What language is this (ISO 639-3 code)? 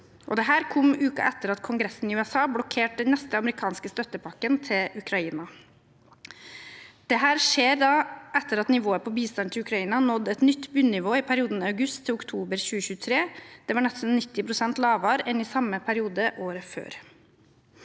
nor